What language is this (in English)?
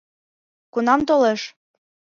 Mari